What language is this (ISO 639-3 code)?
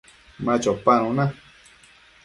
mcf